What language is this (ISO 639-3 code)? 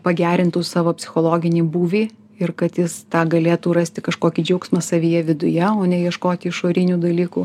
lit